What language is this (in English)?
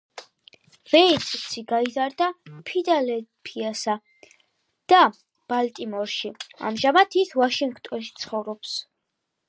Georgian